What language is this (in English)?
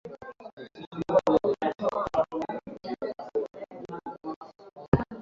Swahili